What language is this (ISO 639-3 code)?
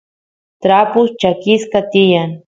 qus